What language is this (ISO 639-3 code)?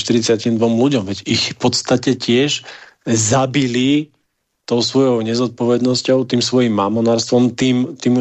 slk